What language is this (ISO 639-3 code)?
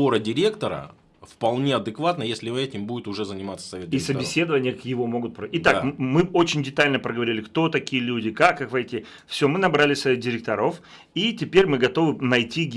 rus